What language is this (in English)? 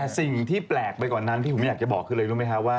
Thai